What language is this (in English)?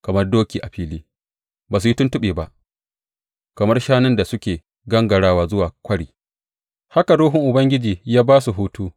Hausa